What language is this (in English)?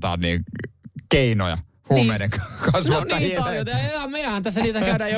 Finnish